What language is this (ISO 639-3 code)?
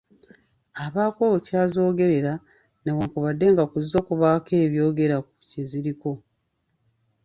lug